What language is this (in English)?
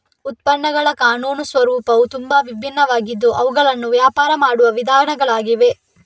Kannada